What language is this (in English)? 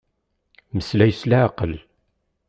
Kabyle